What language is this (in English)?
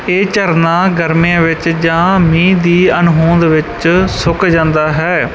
Punjabi